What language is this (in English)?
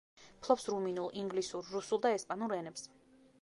Georgian